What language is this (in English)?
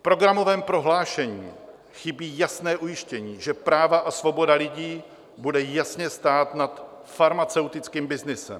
Czech